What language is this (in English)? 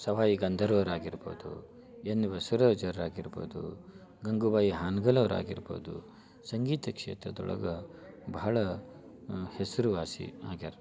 Kannada